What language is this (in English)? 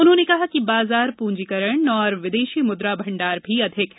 Hindi